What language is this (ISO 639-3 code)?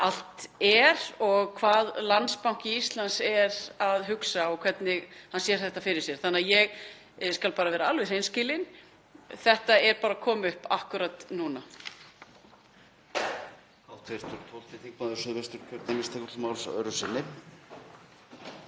isl